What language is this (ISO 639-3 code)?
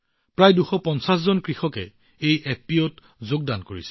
asm